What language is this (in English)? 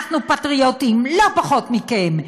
Hebrew